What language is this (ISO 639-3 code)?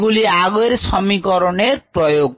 ben